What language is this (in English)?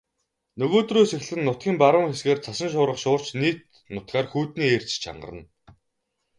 Mongolian